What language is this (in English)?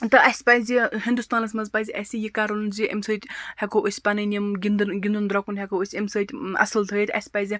Kashmiri